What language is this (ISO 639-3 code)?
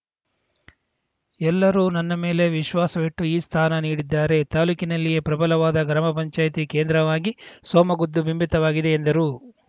kan